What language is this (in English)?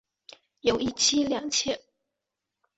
Chinese